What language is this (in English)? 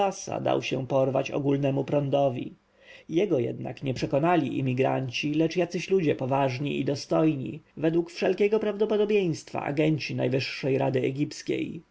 Polish